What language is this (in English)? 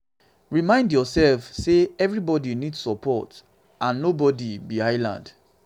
Nigerian Pidgin